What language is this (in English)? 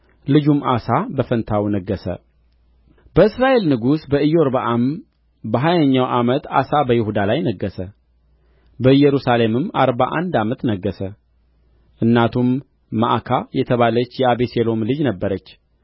Amharic